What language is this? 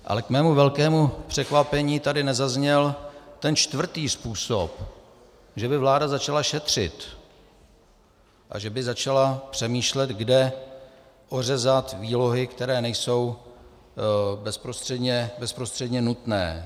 Czech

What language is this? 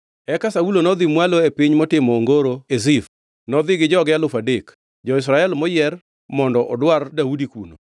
Luo (Kenya and Tanzania)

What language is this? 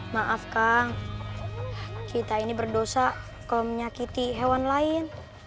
Indonesian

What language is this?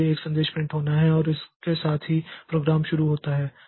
Hindi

